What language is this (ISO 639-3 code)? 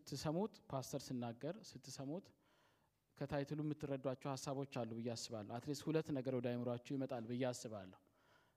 amh